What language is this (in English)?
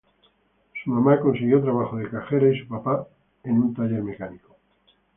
Spanish